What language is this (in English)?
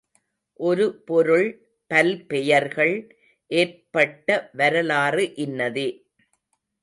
Tamil